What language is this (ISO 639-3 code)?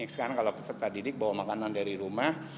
ind